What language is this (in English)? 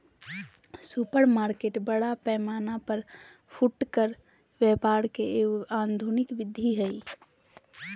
Magahi